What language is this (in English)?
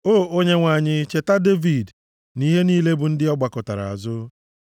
Igbo